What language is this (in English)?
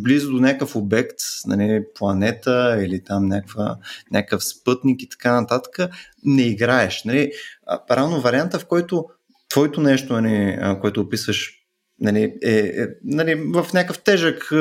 Bulgarian